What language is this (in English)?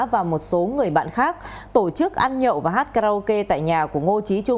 Vietnamese